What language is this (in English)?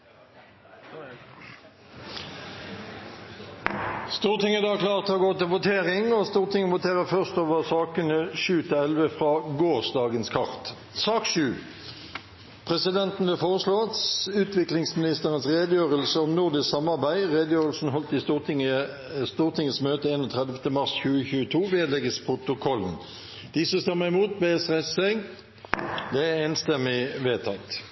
Norwegian Nynorsk